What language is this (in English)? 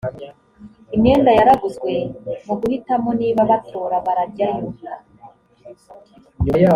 Kinyarwanda